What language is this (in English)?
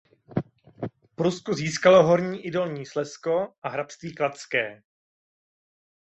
Czech